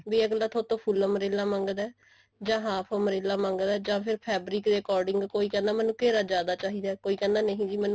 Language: Punjabi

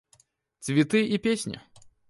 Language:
Russian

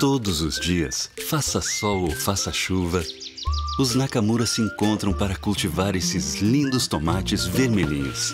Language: Portuguese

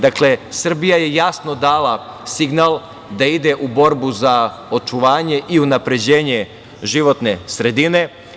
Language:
Serbian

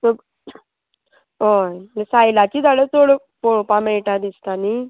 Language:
Konkani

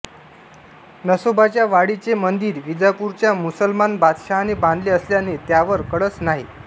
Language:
Marathi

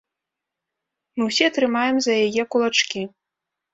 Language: Belarusian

